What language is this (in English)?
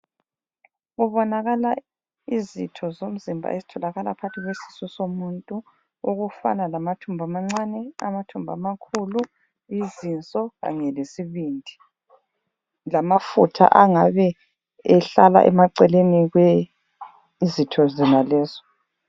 North Ndebele